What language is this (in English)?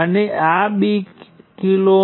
Gujarati